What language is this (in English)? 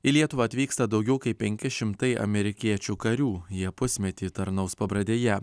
Lithuanian